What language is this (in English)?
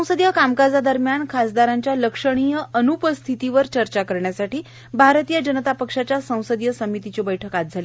Marathi